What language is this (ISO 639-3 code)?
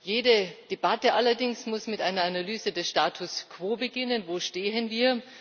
deu